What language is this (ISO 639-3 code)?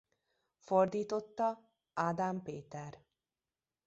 hun